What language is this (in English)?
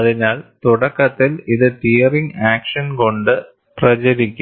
Malayalam